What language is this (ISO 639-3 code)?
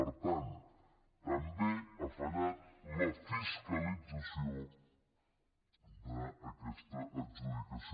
cat